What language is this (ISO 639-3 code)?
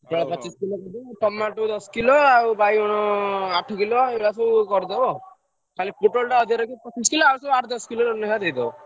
ori